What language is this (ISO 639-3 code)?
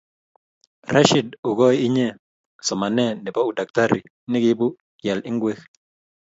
kln